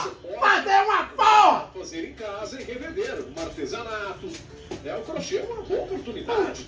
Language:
Portuguese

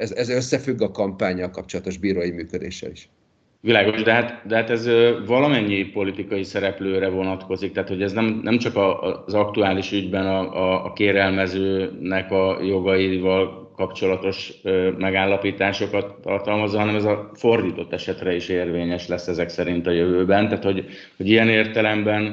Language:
Hungarian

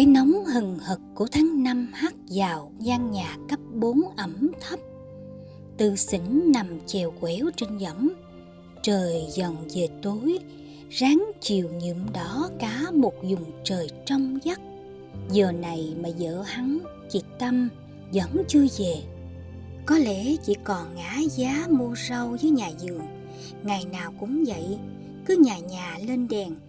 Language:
Vietnamese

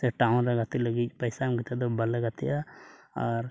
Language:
Santali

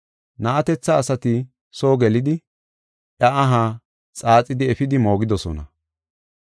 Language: Gofa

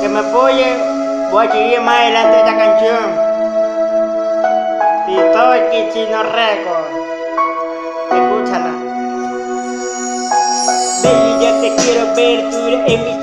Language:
Spanish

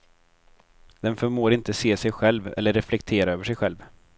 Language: Swedish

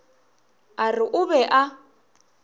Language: Northern Sotho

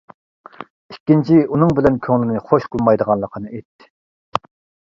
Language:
Uyghur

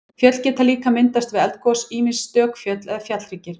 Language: Icelandic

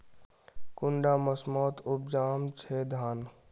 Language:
Magahi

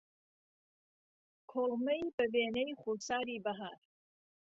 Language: Central Kurdish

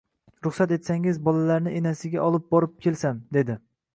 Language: Uzbek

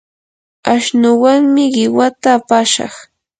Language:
Yanahuanca Pasco Quechua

